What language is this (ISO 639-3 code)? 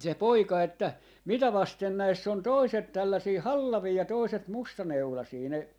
fin